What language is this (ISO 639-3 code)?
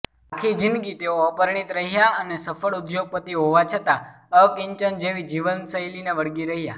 guj